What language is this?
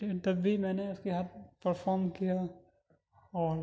Urdu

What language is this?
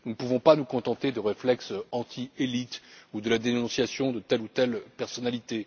French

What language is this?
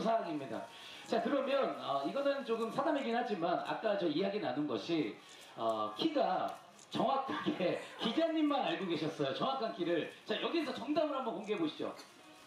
Korean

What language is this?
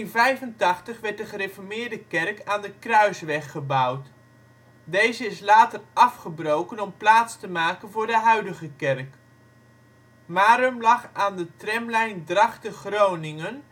Dutch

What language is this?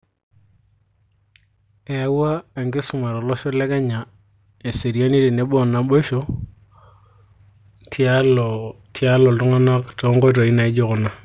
Masai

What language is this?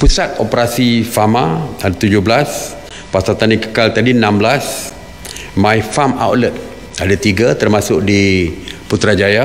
Malay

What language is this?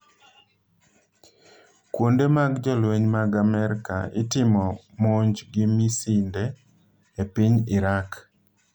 Luo (Kenya and Tanzania)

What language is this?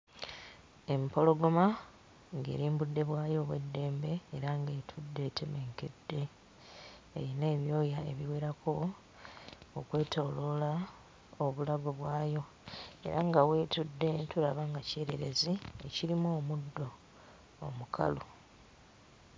Ganda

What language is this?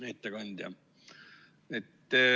Estonian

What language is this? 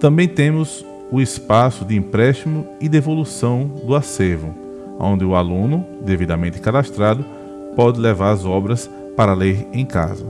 Portuguese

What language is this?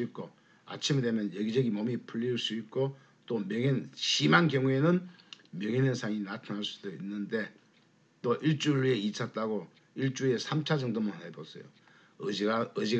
Korean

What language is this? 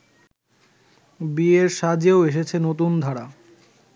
Bangla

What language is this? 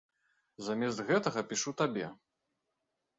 Belarusian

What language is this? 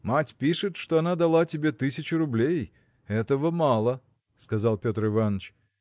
Russian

